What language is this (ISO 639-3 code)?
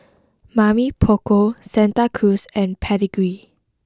eng